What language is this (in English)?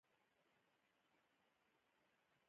Pashto